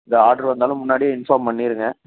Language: Tamil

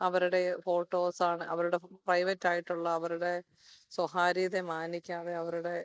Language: Malayalam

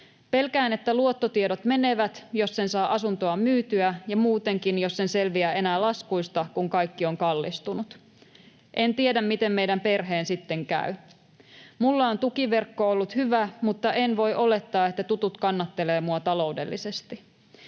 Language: Finnish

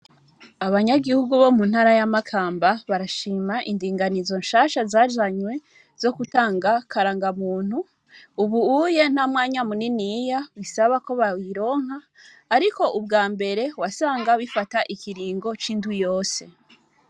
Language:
Rundi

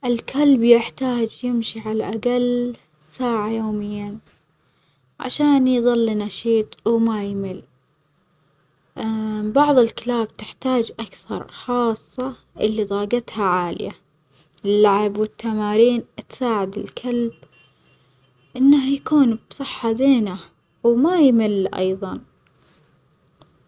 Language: Omani Arabic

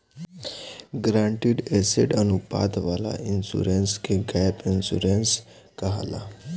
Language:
Bhojpuri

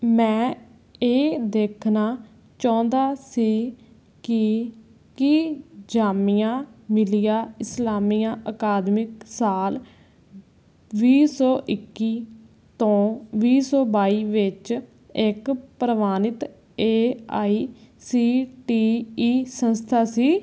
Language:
Punjabi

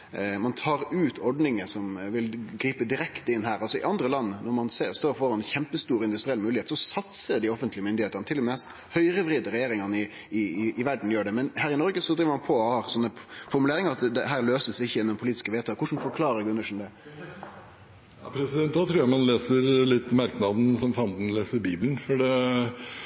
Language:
Norwegian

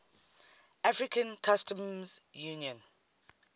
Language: English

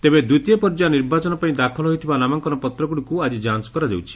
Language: Odia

